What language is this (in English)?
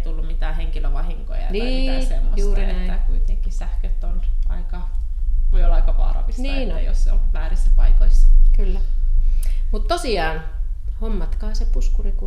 Finnish